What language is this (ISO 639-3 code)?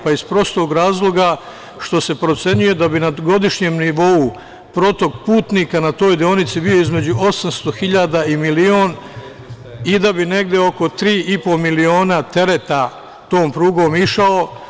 srp